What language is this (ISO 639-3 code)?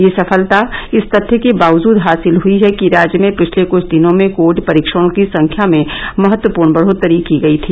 hin